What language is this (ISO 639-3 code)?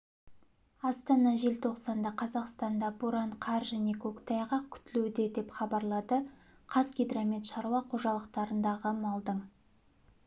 kaz